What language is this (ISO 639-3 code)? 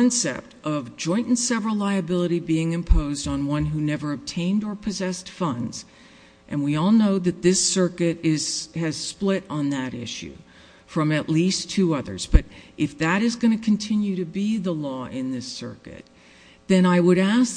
eng